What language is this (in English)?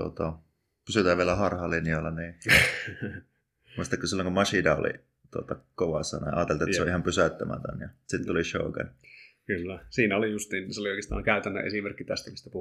Finnish